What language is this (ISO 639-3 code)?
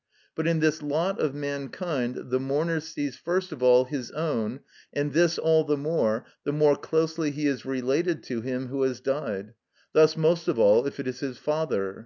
eng